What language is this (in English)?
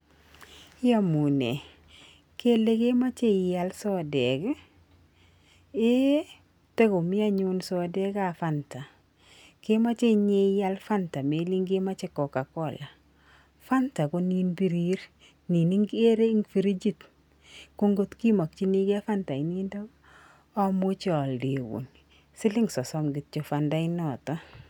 Kalenjin